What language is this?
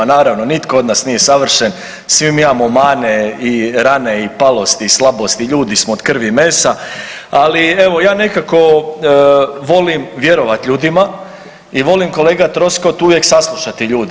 Croatian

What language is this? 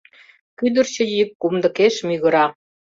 Mari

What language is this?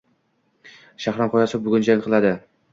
Uzbek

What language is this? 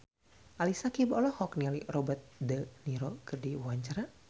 Sundanese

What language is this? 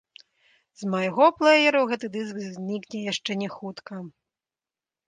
Belarusian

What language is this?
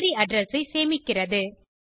Tamil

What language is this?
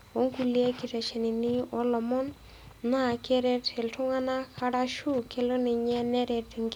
Masai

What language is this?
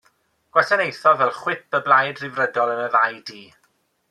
Welsh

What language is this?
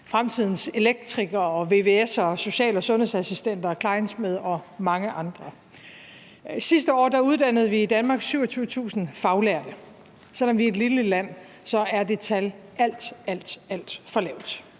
Danish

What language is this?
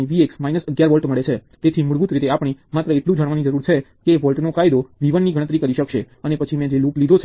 Gujarati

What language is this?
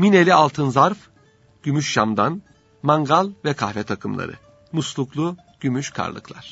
Turkish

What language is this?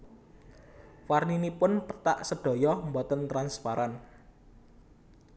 Javanese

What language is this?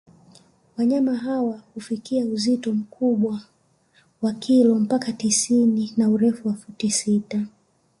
Swahili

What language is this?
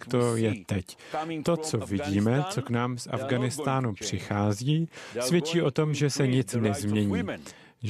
Czech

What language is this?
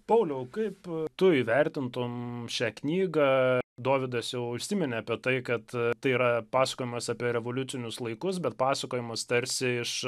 Lithuanian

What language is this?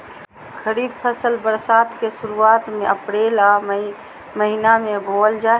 Magahi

